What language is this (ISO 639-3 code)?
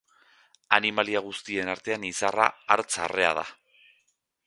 eus